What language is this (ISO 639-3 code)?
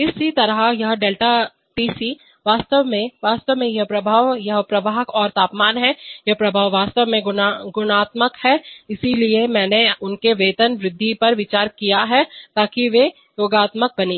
hin